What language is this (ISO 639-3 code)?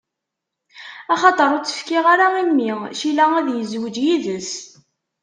kab